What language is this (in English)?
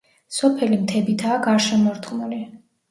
Georgian